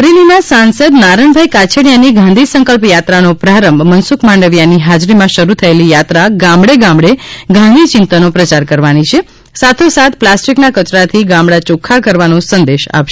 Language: Gujarati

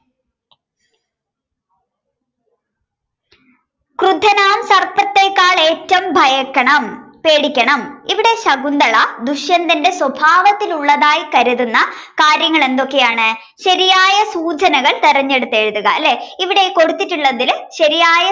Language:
Malayalam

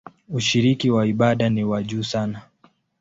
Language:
Swahili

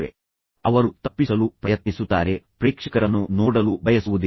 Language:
Kannada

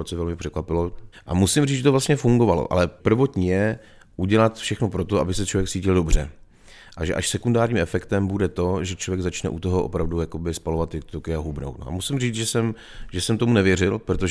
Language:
Czech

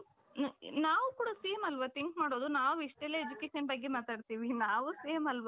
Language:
Kannada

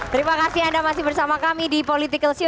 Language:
Indonesian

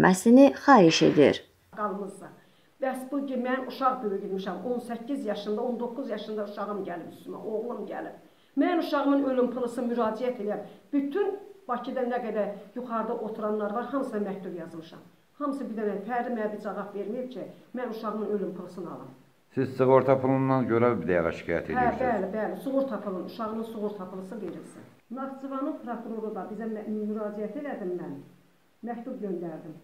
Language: Turkish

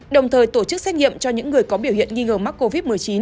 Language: Vietnamese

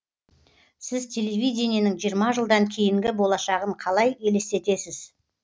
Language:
Kazakh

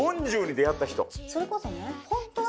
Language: Japanese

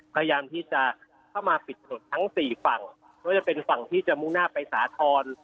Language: Thai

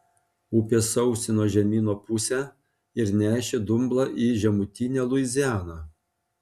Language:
Lithuanian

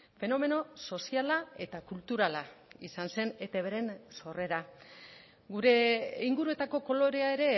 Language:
Basque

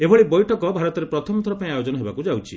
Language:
Odia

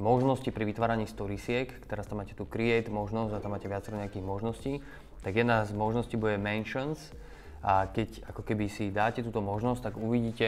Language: Slovak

